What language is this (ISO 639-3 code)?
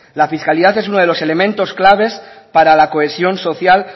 spa